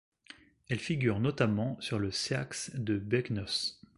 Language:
French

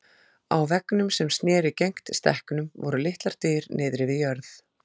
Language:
Icelandic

